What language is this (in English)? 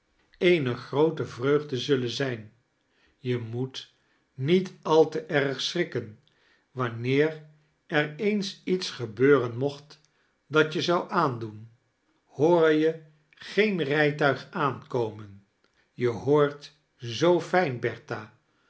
Dutch